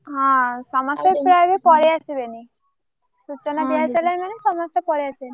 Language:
Odia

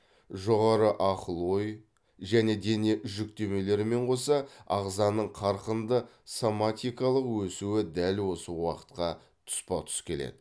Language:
Kazakh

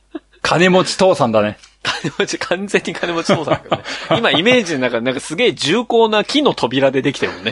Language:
Japanese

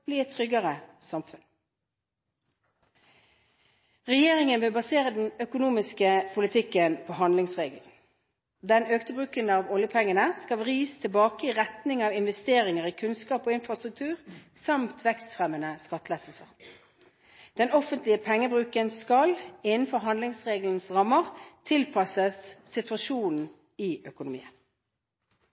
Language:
Norwegian Bokmål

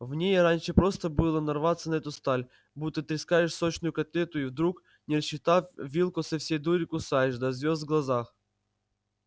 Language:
Russian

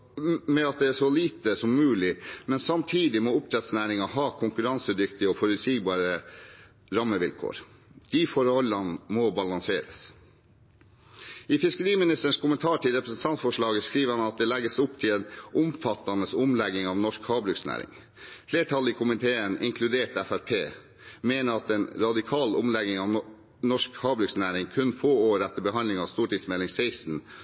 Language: Norwegian Bokmål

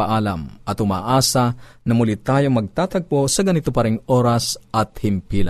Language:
Filipino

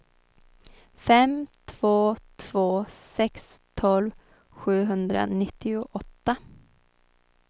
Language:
Swedish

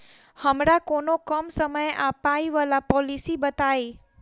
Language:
Maithili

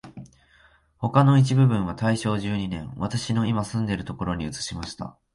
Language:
Japanese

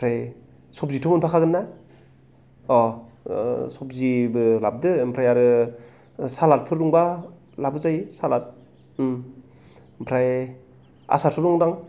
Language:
Bodo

